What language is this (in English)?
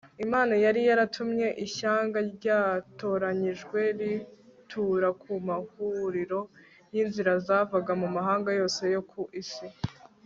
Kinyarwanda